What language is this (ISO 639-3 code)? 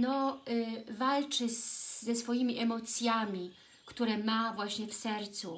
pol